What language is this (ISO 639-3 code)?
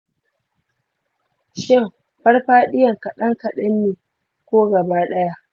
hau